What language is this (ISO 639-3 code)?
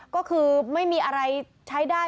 tha